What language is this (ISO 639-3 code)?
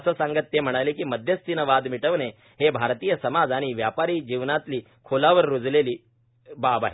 mar